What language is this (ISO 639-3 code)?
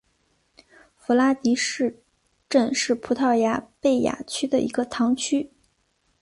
zho